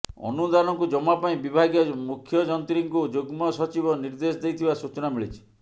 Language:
Odia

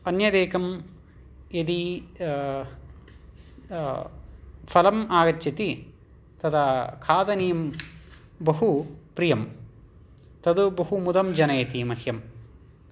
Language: Sanskrit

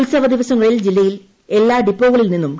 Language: Malayalam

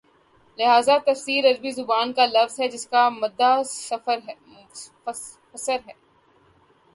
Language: Urdu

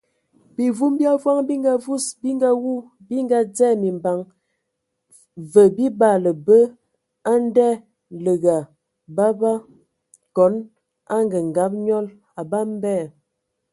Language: Ewondo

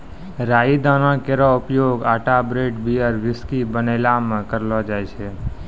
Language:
Maithili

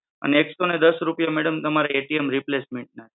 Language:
Gujarati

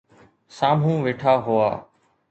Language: Sindhi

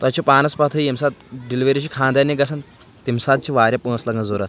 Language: Kashmiri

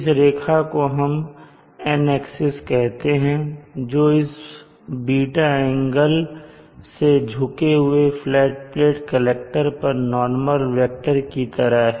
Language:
Hindi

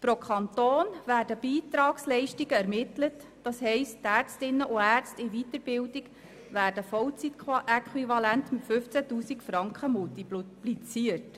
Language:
Swiss German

